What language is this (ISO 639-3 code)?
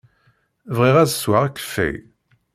kab